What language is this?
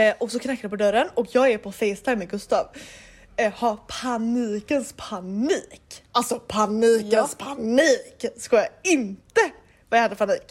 Swedish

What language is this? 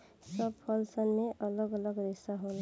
Bhojpuri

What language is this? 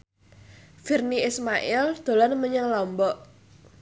Javanese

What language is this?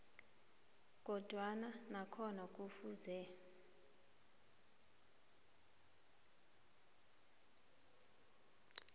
South Ndebele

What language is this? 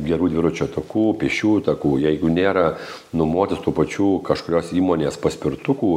Lithuanian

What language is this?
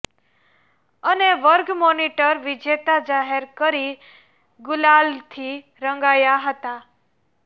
Gujarati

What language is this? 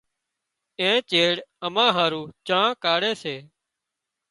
Wadiyara Koli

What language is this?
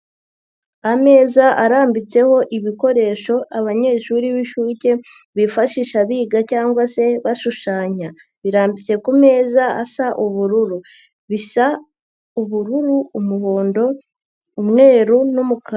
Kinyarwanda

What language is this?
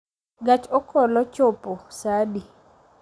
Luo (Kenya and Tanzania)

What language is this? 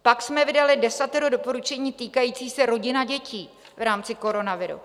Czech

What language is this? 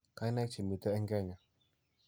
Kalenjin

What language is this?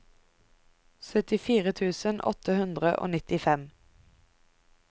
Norwegian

